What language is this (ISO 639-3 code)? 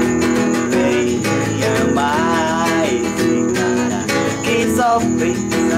ron